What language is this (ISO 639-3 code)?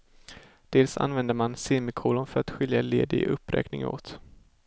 swe